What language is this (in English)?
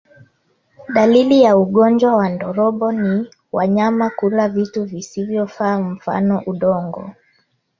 Swahili